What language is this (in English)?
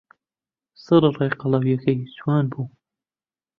Central Kurdish